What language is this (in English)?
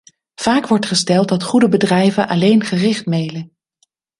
Dutch